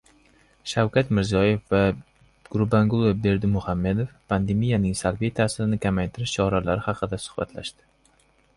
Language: Uzbek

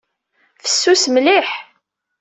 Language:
Kabyle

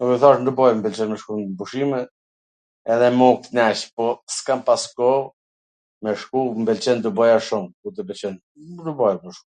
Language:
Gheg Albanian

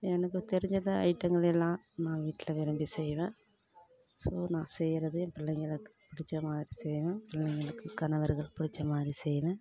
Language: Tamil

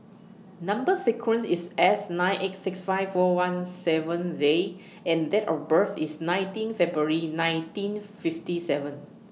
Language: English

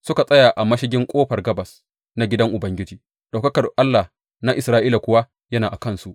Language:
Hausa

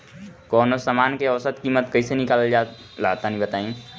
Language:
Bhojpuri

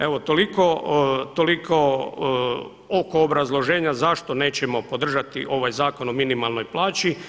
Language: Croatian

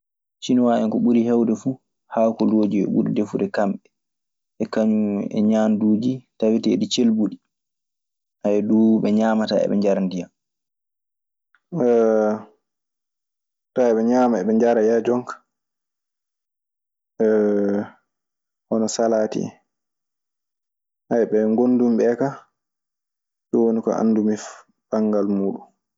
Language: Maasina Fulfulde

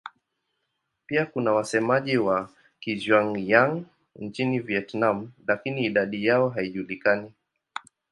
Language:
Swahili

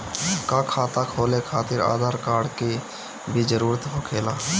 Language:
Bhojpuri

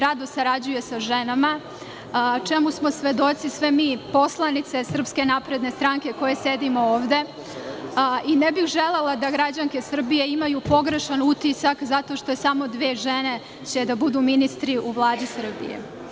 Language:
Serbian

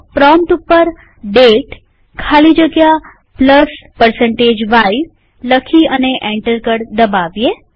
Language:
Gujarati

